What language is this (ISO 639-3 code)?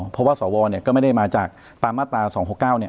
tha